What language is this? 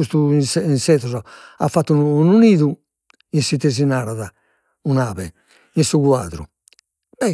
Sardinian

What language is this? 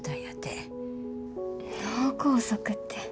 Japanese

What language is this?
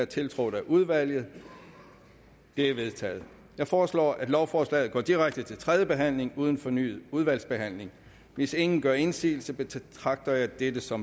Danish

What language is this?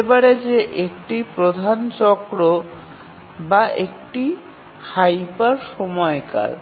Bangla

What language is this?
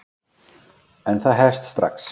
Icelandic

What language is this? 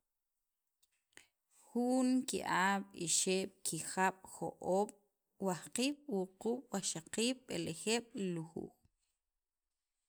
Sacapulteco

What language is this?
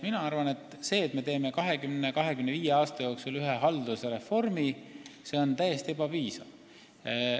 Estonian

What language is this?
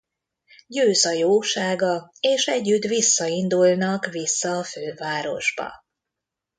Hungarian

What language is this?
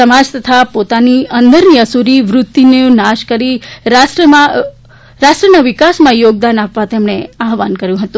Gujarati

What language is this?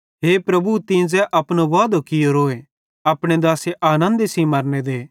Bhadrawahi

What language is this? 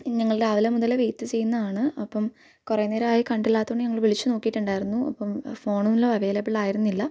Malayalam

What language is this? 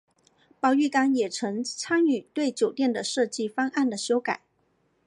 Chinese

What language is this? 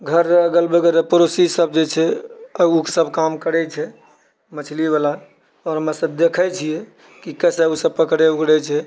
Maithili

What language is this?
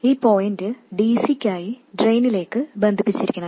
Malayalam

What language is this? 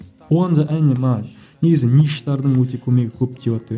Kazakh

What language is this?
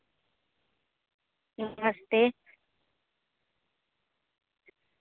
Dogri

